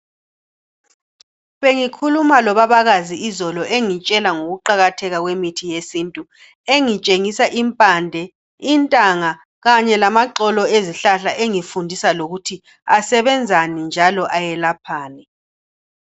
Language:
North Ndebele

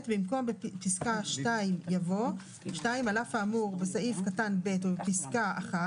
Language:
Hebrew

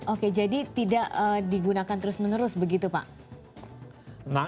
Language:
Indonesian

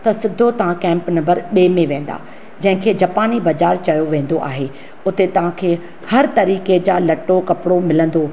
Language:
Sindhi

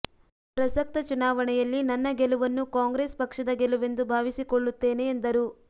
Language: Kannada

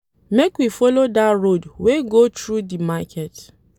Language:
Nigerian Pidgin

